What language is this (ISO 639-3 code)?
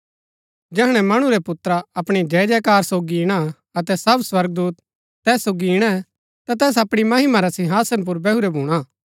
gbk